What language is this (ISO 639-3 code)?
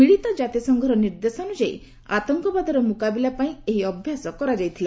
ori